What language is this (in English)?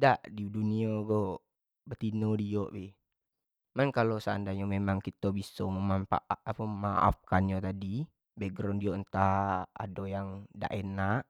Jambi Malay